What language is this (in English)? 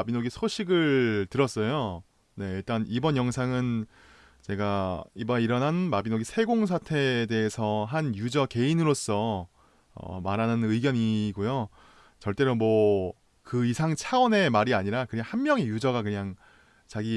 Korean